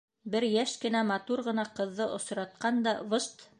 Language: Bashkir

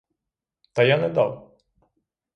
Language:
Ukrainian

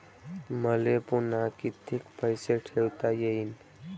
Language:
Marathi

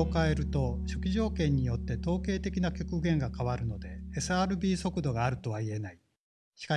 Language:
Japanese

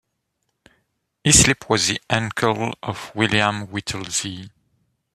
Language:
English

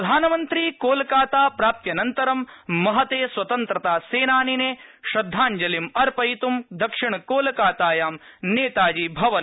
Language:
Sanskrit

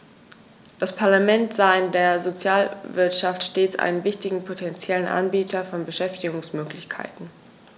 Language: German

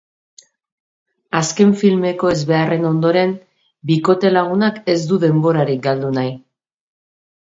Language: Basque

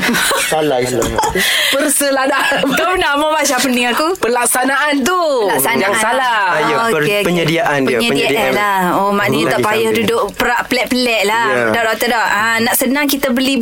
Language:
Malay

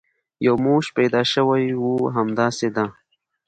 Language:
Pashto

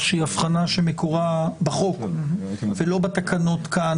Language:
Hebrew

